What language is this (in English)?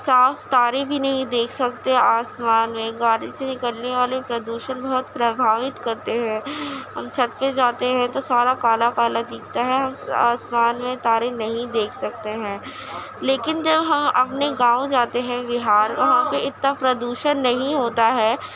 Urdu